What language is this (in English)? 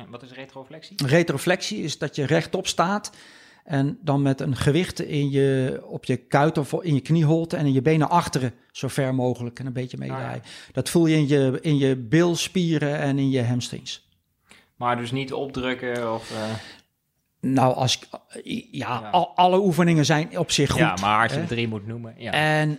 Dutch